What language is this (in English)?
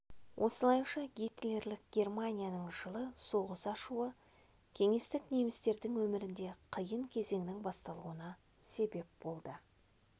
Kazakh